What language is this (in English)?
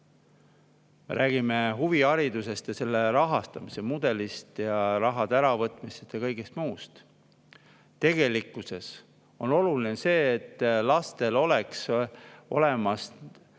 Estonian